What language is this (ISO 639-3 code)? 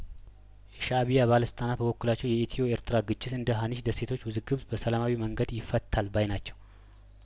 amh